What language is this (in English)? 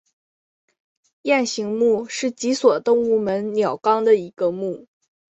Chinese